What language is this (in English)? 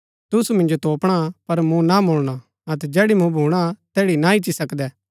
Gaddi